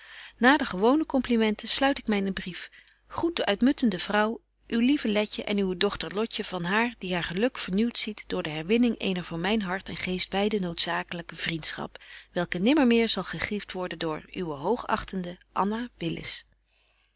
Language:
Dutch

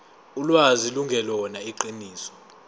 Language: Zulu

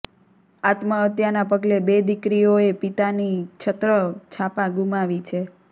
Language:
Gujarati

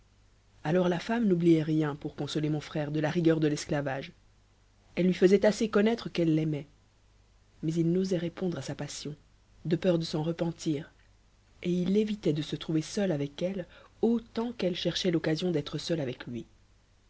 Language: French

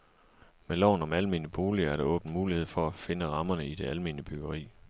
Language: Danish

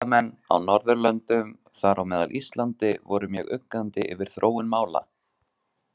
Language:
Icelandic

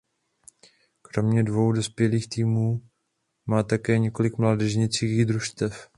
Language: Czech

